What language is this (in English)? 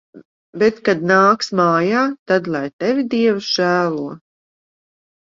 Latvian